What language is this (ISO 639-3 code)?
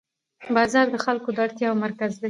pus